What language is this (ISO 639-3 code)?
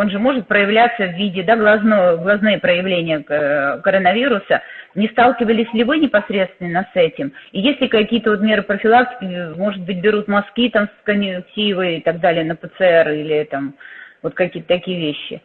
rus